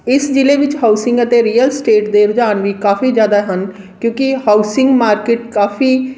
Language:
Punjabi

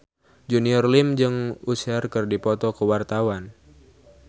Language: Sundanese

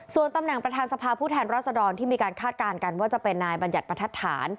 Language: Thai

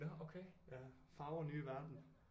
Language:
Danish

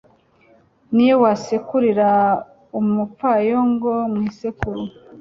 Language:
Kinyarwanda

